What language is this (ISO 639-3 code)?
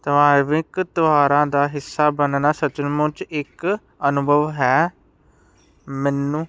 pan